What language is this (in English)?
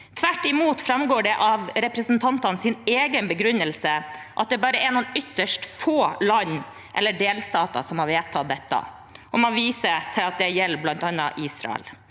Norwegian